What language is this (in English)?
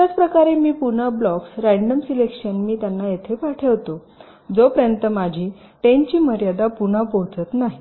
Marathi